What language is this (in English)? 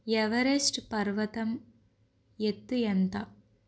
Telugu